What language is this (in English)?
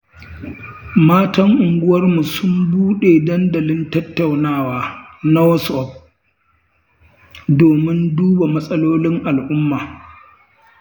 Hausa